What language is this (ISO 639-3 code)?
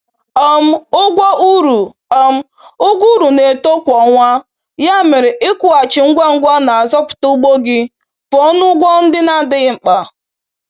ibo